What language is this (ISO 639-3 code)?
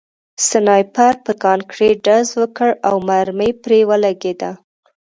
pus